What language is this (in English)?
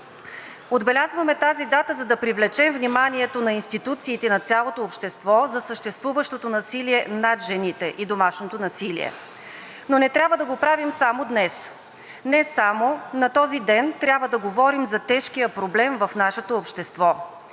Bulgarian